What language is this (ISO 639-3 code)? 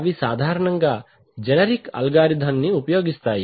tel